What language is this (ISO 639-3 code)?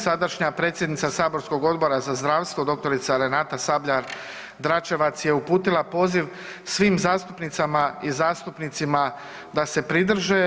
hrv